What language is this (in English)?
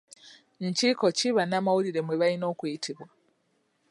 Ganda